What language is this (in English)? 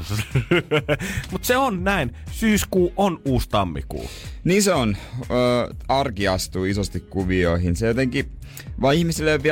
Finnish